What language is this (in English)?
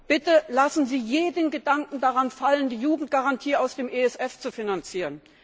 German